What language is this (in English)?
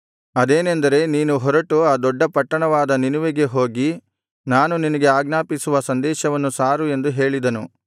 Kannada